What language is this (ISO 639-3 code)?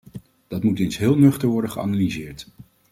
nld